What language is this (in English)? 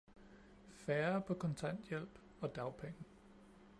Danish